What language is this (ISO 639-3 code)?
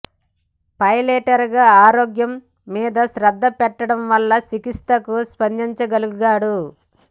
tel